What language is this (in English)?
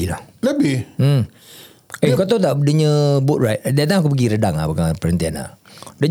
Malay